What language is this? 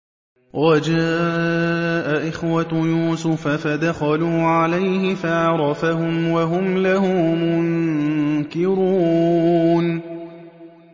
Arabic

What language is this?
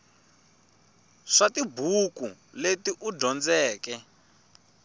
Tsonga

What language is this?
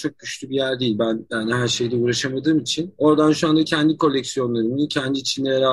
Turkish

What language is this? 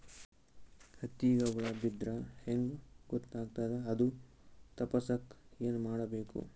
Kannada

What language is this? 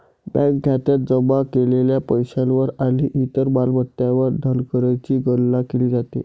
Marathi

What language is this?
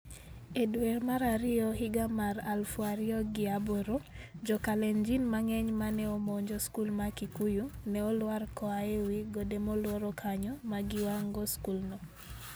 Luo (Kenya and Tanzania)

